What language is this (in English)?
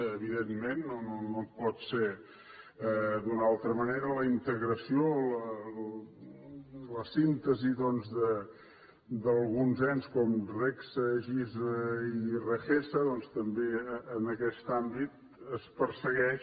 Catalan